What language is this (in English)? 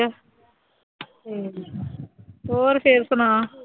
Punjabi